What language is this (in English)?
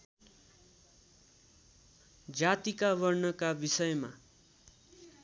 Nepali